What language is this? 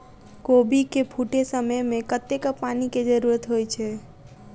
Maithili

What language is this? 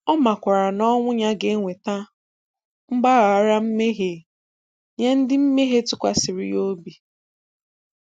Igbo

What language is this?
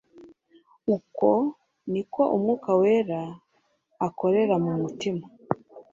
Kinyarwanda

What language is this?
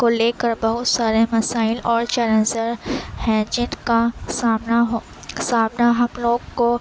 Urdu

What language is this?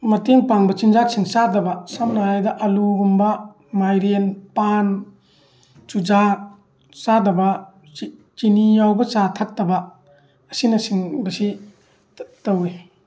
Manipuri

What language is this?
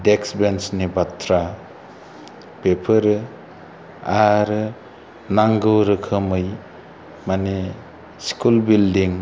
Bodo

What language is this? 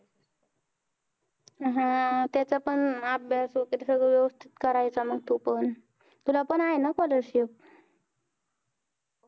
Marathi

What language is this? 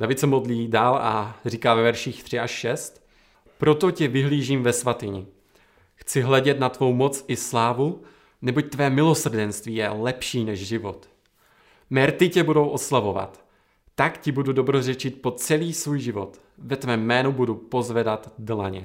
Czech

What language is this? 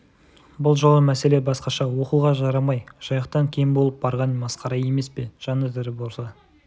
Kazakh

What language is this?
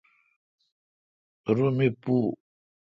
Kalkoti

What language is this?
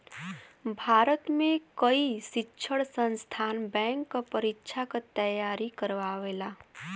Bhojpuri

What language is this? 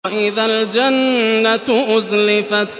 Arabic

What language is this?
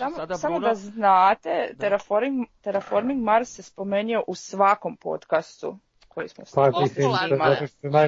Croatian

